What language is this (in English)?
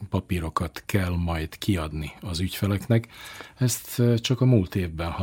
Hungarian